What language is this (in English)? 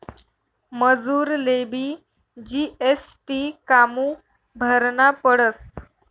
Marathi